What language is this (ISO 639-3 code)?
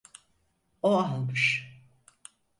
tur